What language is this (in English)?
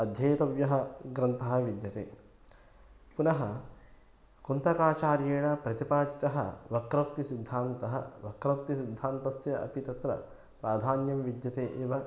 Sanskrit